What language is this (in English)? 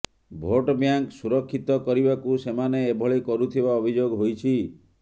Odia